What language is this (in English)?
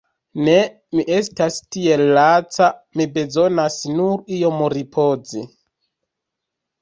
Esperanto